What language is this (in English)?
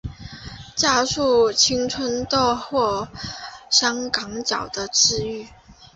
Chinese